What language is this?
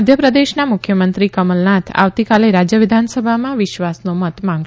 Gujarati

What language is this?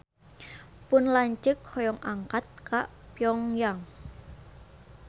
Sundanese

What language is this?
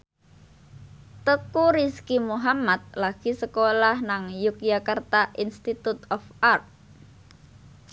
Javanese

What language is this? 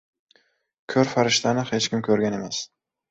Uzbek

